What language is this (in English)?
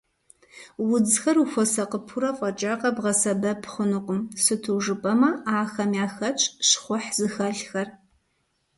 Kabardian